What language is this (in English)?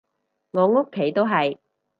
Cantonese